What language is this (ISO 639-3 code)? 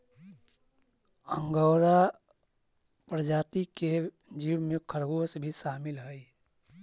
mag